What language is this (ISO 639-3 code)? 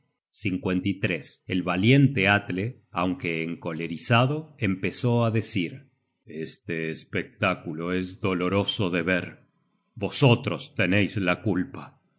spa